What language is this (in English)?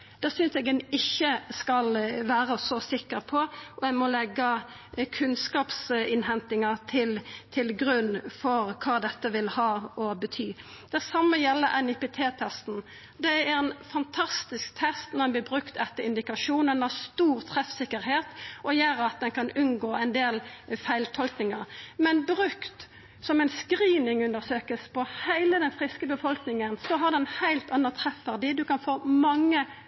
Norwegian Nynorsk